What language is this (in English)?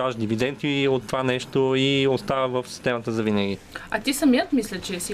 Bulgarian